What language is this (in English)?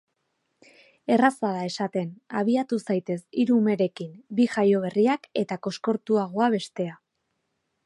Basque